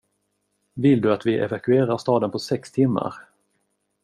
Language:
Swedish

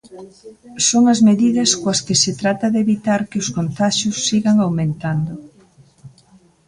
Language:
Galician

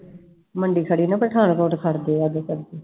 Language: Punjabi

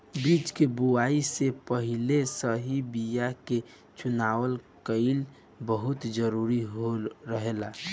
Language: Bhojpuri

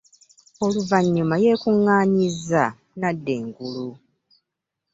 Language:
Ganda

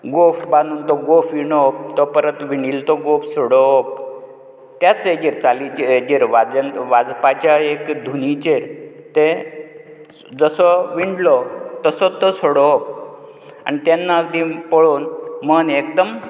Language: Konkani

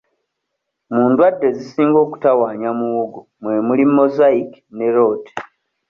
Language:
Ganda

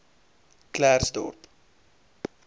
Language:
Afrikaans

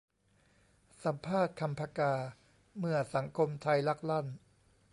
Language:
Thai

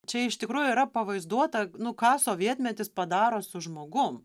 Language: Lithuanian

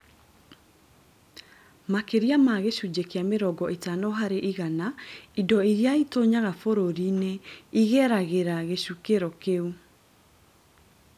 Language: Kikuyu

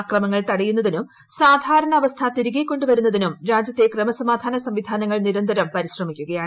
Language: Malayalam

